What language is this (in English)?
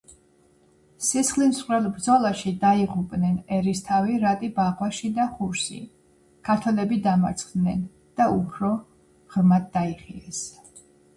Georgian